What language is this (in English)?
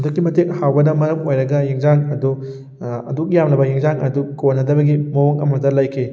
Manipuri